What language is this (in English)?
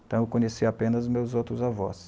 Portuguese